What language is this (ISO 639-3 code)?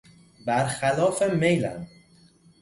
fas